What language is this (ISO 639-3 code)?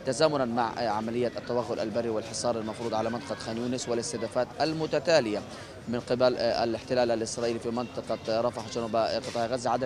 ara